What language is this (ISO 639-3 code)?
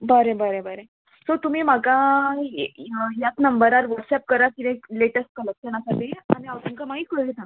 kok